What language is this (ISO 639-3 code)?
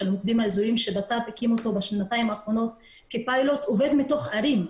heb